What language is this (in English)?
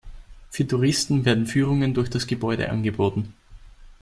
German